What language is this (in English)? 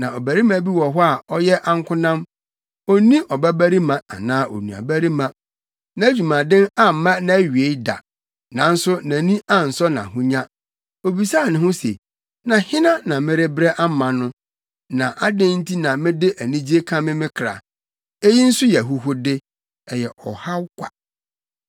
Akan